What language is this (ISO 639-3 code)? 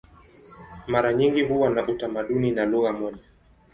swa